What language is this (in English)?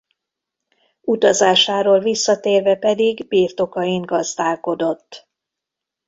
Hungarian